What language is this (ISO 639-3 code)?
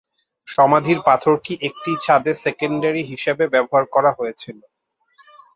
ben